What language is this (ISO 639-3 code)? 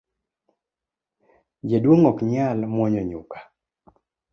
luo